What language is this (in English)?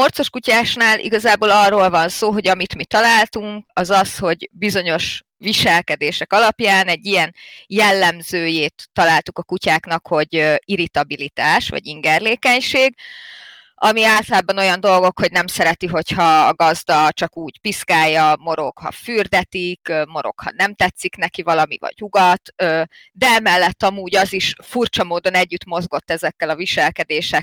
Hungarian